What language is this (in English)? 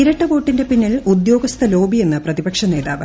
Malayalam